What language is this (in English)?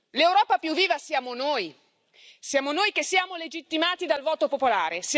Italian